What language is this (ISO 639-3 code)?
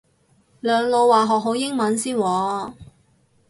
yue